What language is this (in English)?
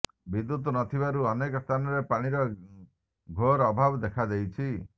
Odia